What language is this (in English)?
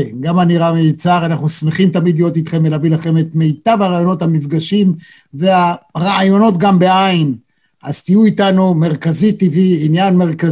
Hebrew